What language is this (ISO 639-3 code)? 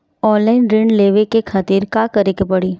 bho